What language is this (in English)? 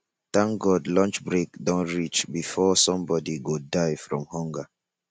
Nigerian Pidgin